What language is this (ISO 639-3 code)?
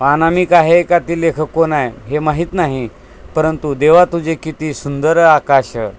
mar